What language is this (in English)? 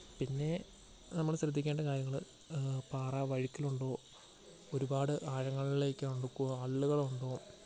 Malayalam